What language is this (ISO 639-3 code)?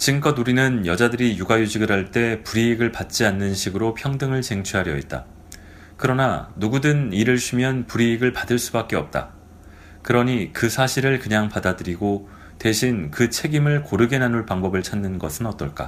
kor